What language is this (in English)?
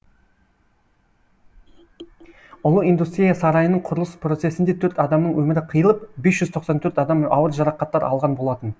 Kazakh